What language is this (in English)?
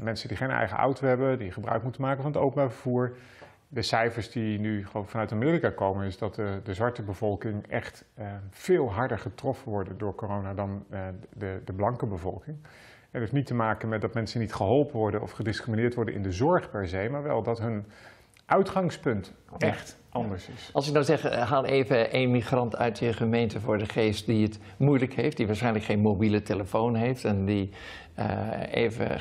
Dutch